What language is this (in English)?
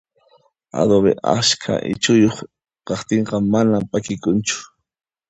Puno Quechua